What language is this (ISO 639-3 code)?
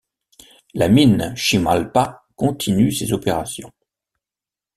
fra